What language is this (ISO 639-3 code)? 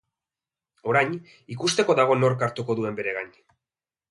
eus